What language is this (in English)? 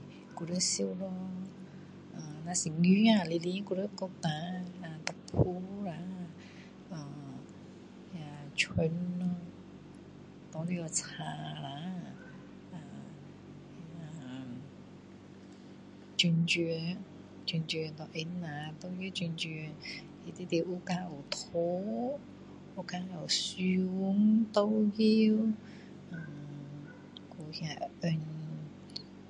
Min Dong Chinese